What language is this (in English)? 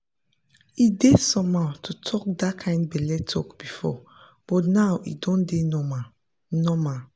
Nigerian Pidgin